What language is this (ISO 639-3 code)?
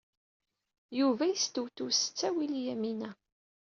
kab